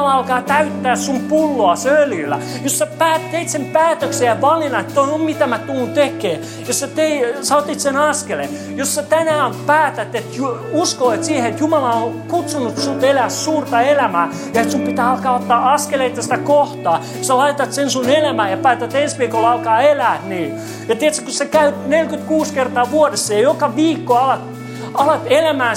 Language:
Finnish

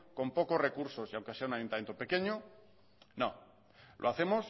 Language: Spanish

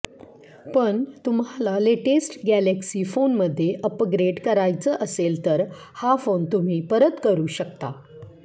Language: Marathi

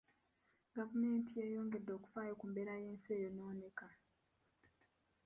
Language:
Ganda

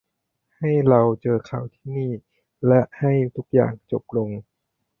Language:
Thai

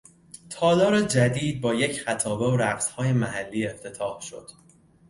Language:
Persian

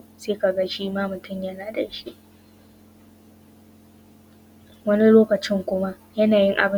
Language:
Hausa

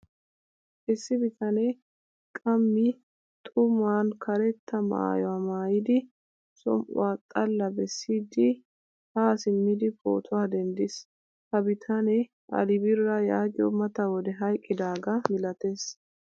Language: Wolaytta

